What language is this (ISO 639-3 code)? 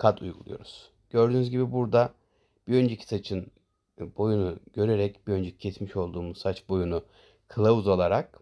tur